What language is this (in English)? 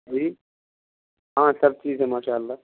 Urdu